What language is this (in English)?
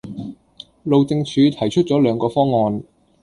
Cantonese